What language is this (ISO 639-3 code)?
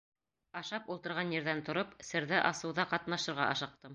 bak